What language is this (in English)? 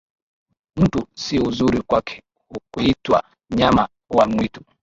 Swahili